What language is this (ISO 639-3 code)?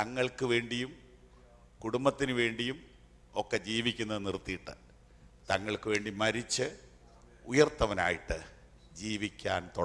mal